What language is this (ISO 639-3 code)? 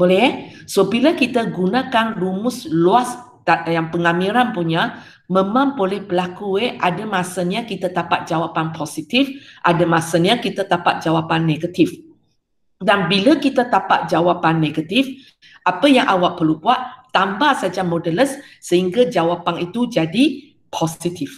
msa